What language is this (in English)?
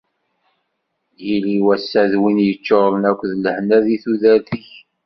Kabyle